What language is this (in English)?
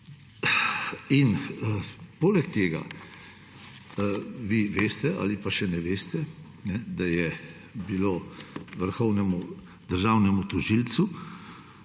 Slovenian